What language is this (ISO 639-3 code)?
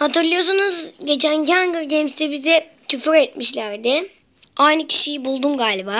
tur